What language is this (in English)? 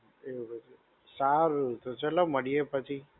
Gujarati